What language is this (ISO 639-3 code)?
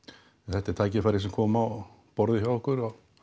isl